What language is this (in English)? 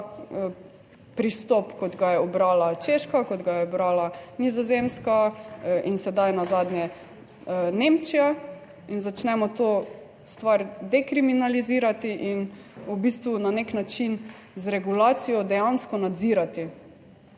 Slovenian